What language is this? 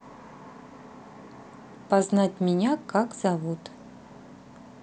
Russian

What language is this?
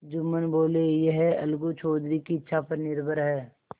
Hindi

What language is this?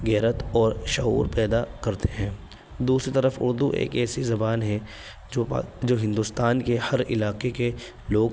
Urdu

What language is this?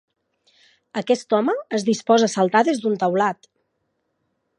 Catalan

